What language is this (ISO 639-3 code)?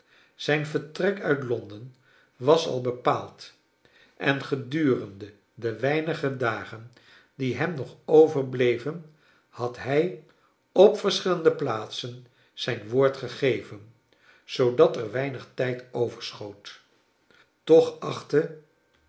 nld